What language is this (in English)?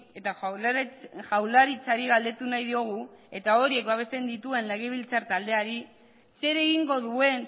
Basque